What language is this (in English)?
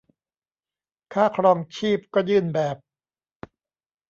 Thai